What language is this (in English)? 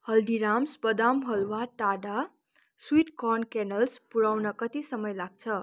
Nepali